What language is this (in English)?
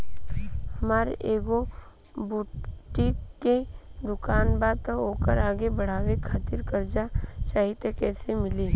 Bhojpuri